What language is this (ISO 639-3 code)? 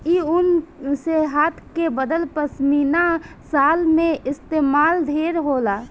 bho